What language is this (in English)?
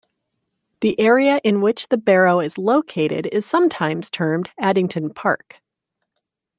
English